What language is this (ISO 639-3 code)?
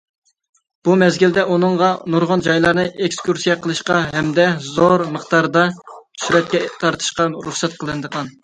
uig